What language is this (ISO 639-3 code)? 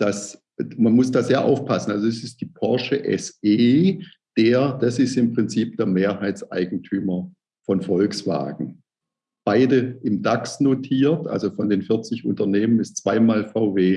deu